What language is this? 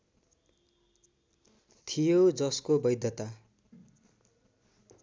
Nepali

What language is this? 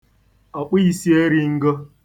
Igbo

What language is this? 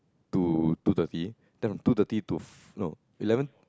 English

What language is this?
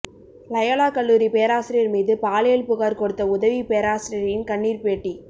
Tamil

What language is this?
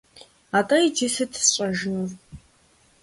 Kabardian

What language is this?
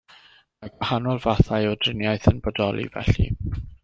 Welsh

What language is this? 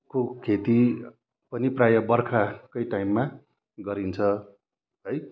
Nepali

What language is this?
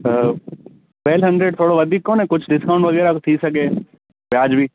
Sindhi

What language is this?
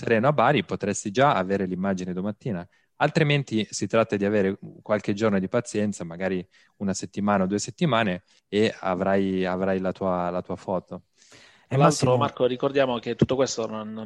Italian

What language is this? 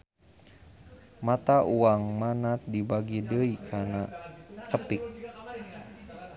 Sundanese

